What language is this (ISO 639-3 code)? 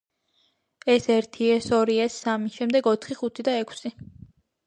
kat